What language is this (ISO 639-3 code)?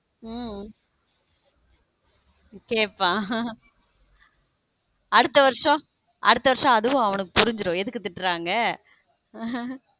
tam